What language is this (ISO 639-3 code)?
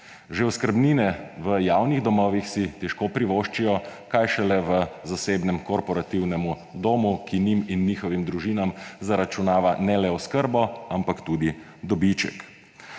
slv